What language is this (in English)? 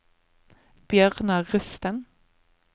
Norwegian